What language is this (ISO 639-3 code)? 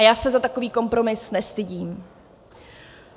ces